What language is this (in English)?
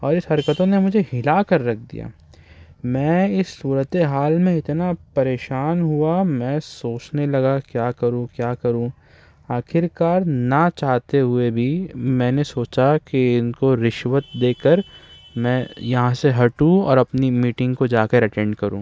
Urdu